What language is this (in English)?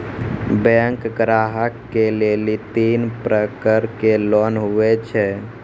Maithili